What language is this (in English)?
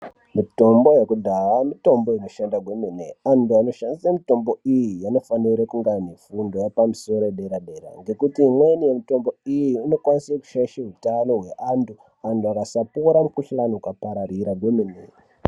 Ndau